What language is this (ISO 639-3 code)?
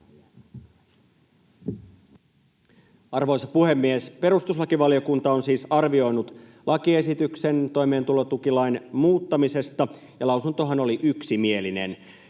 fin